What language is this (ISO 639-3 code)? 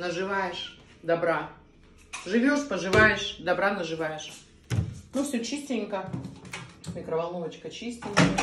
rus